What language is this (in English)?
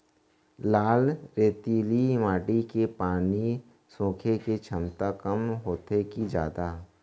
Chhattisgarhi